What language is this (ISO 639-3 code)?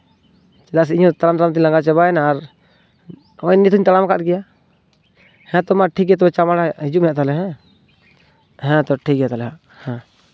sat